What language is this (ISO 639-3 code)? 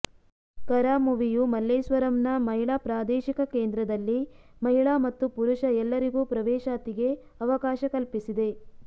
kan